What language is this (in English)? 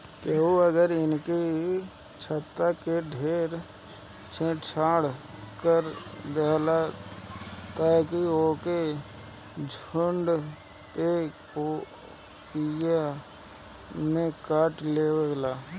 Bhojpuri